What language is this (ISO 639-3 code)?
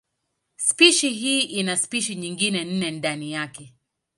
swa